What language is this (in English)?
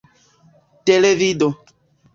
Esperanto